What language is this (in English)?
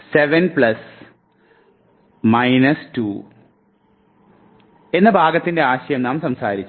Malayalam